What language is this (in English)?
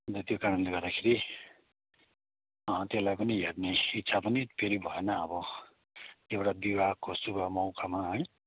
Nepali